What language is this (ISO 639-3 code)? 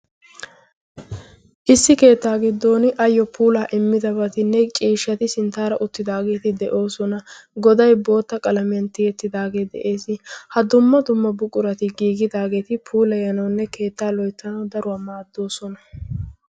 wal